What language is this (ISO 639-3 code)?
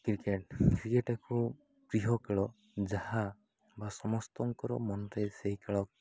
ori